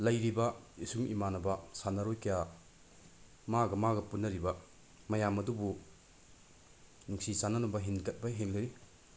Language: Manipuri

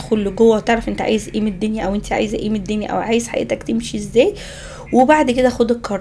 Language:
Arabic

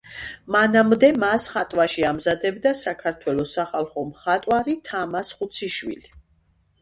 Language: Georgian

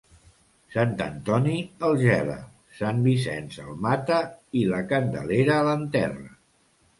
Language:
Catalan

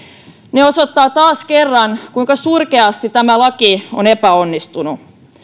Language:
Finnish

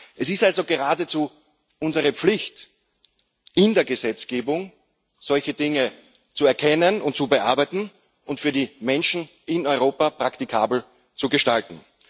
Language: German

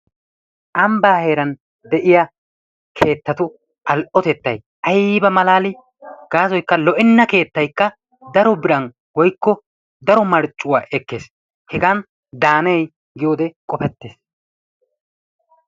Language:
Wolaytta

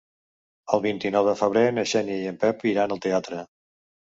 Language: Catalan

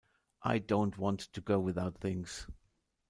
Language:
English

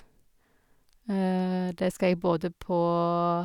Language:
Norwegian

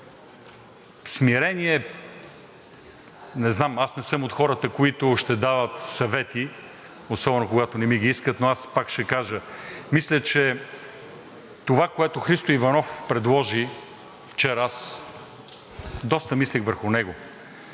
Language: Bulgarian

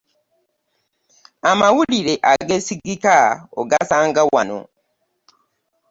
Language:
Ganda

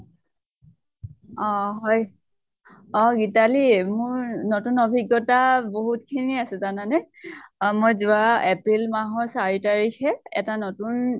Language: Assamese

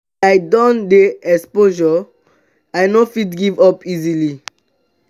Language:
Nigerian Pidgin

